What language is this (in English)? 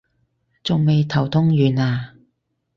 Cantonese